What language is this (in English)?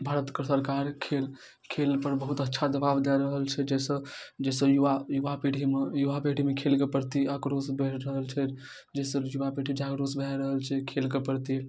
Maithili